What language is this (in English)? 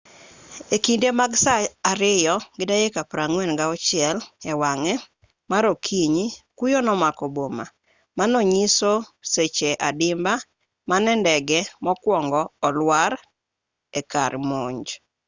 Luo (Kenya and Tanzania)